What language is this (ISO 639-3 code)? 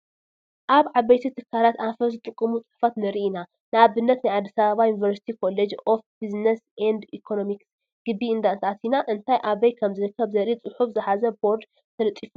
tir